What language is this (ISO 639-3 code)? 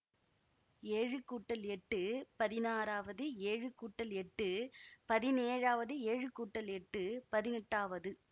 tam